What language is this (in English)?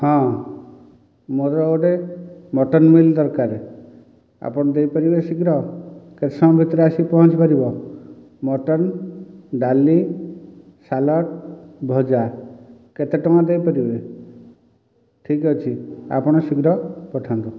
Odia